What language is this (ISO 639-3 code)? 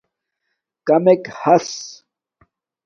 dmk